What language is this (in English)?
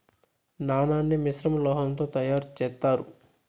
Telugu